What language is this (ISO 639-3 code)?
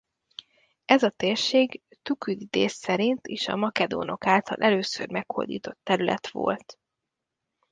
hun